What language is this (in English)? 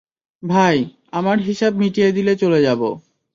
Bangla